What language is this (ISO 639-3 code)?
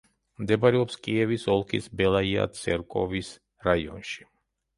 kat